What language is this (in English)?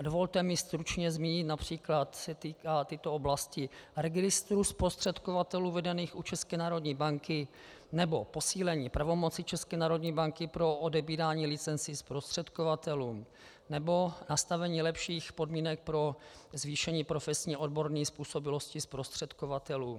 Czech